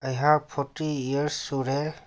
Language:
Manipuri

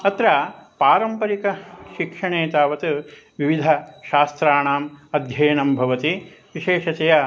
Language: Sanskrit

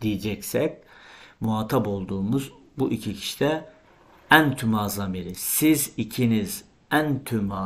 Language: Turkish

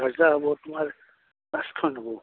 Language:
Assamese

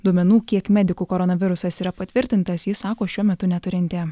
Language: Lithuanian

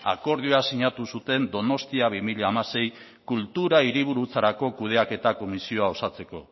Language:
Basque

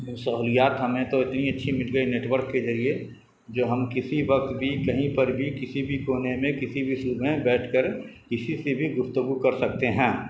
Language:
Urdu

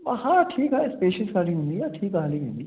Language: Sindhi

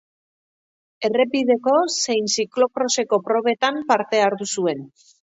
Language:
Basque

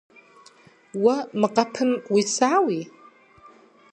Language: Kabardian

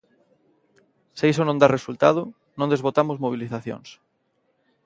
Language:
Galician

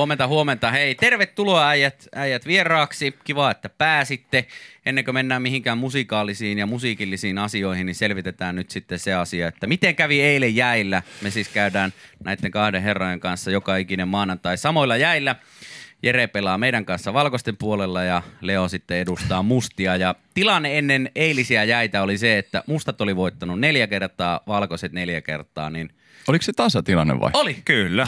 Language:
Finnish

